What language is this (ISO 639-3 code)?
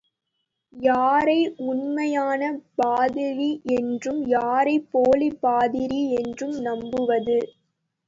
tam